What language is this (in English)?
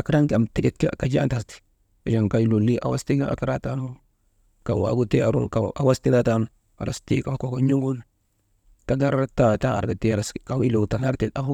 Maba